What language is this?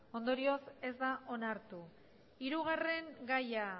Basque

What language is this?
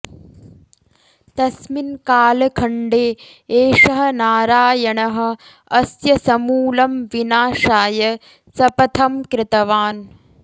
Sanskrit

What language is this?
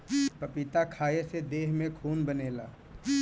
Bhojpuri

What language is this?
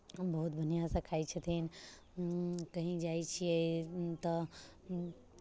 Maithili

